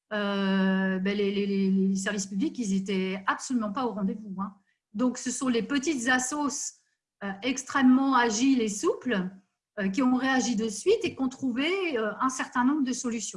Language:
French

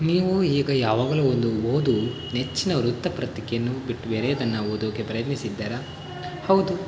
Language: Kannada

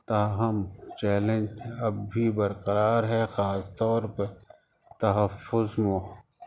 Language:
Urdu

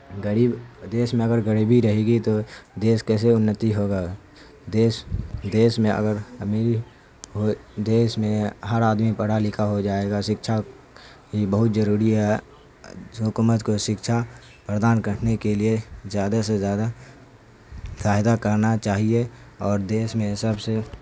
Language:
Urdu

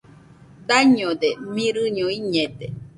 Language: Nüpode Huitoto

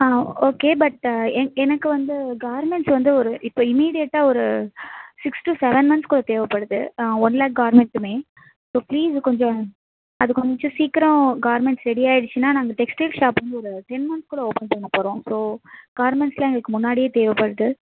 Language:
Tamil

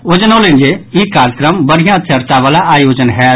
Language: Maithili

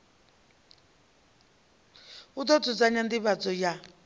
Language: Venda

